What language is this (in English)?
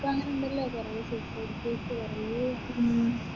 Malayalam